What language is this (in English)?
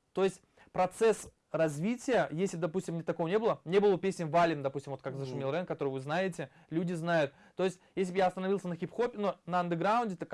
Russian